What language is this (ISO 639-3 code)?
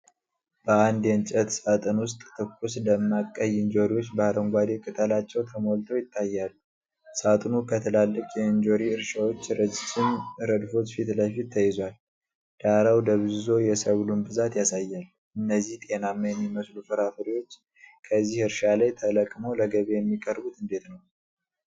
amh